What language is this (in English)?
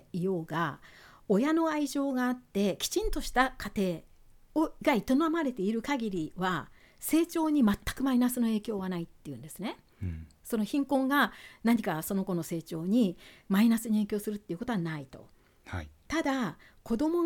Japanese